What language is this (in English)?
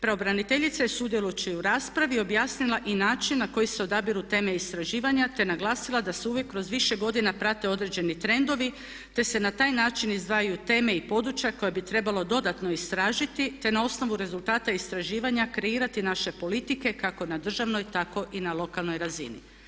Croatian